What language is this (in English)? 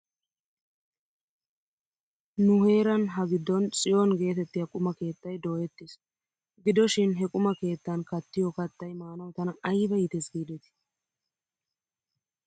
Wolaytta